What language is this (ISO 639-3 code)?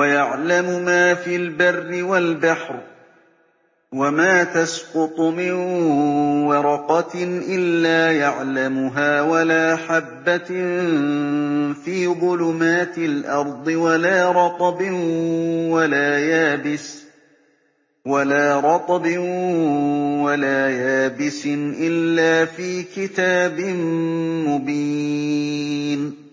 ara